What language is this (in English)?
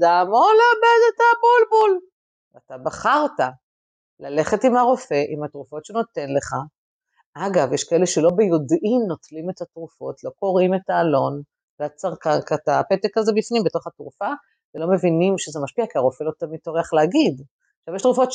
Hebrew